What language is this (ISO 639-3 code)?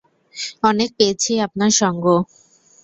ben